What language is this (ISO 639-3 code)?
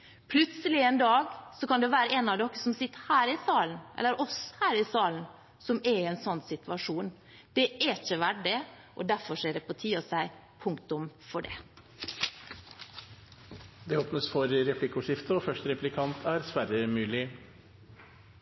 nob